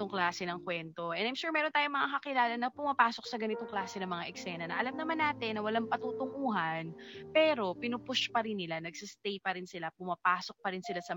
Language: Filipino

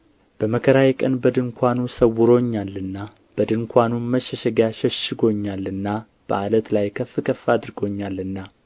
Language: Amharic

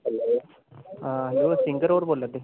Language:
Dogri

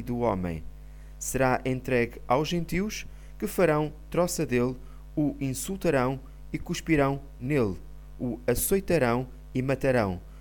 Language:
Portuguese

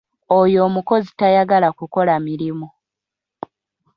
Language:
Ganda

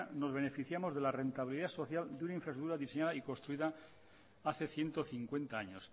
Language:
Spanish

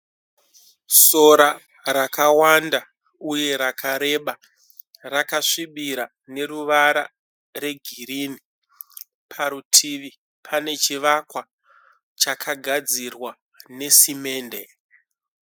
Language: Shona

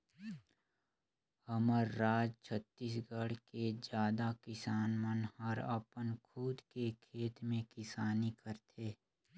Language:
Chhattisgarhi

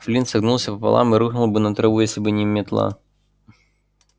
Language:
Russian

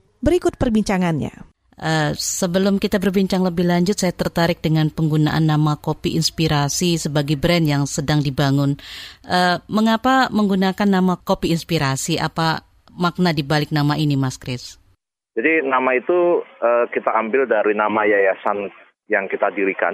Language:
Indonesian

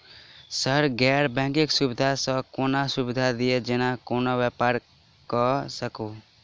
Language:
Maithili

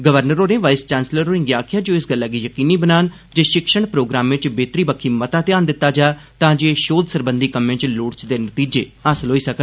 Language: Dogri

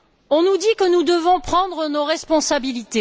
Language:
French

